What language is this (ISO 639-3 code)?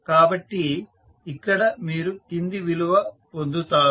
tel